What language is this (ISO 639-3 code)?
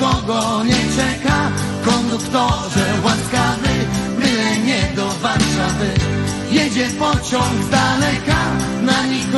pol